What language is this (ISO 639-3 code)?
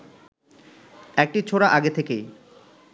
ben